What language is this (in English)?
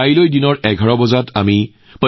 Assamese